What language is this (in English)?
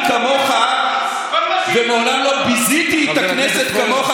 Hebrew